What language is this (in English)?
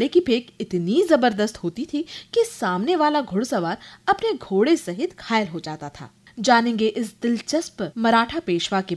Hindi